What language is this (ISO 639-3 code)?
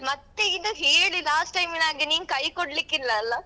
kan